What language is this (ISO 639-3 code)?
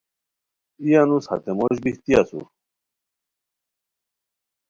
khw